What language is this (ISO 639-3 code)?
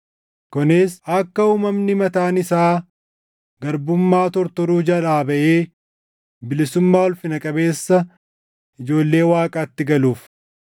orm